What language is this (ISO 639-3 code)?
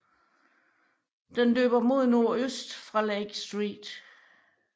dan